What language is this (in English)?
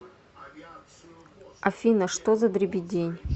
Russian